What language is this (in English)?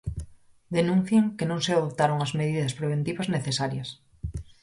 Galician